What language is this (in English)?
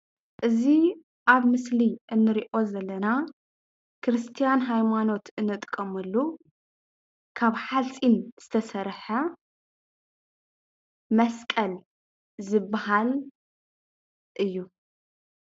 Tigrinya